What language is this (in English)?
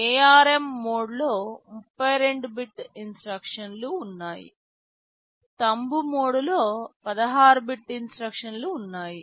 Telugu